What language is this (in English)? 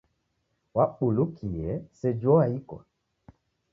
Taita